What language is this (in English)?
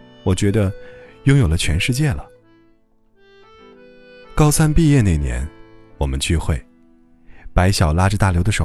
Chinese